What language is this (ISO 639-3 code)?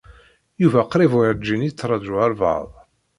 kab